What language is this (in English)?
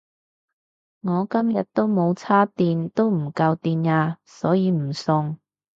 Cantonese